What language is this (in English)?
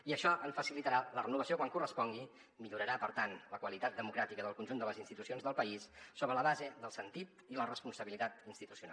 Catalan